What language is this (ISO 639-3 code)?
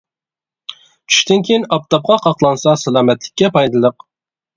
uig